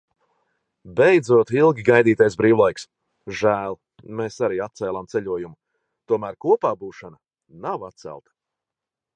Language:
Latvian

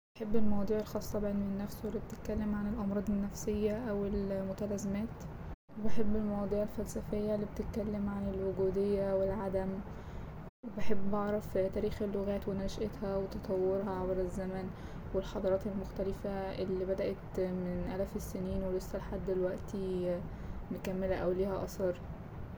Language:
Egyptian Arabic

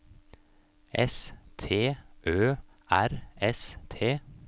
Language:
Norwegian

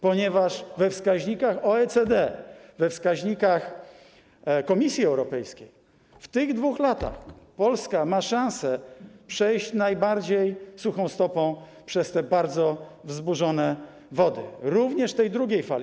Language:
Polish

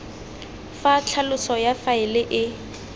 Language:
Tswana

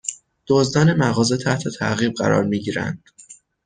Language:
Persian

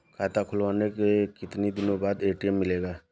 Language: Hindi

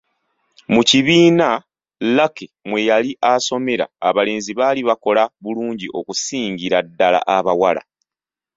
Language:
Ganda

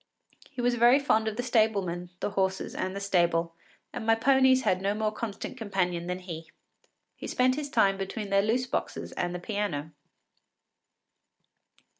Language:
English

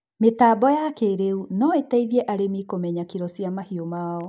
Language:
Kikuyu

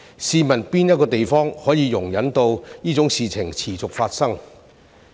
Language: Cantonese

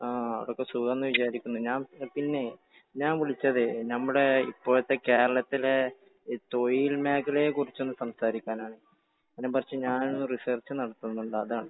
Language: Malayalam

